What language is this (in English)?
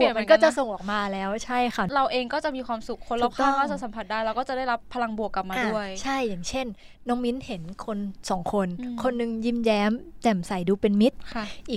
Thai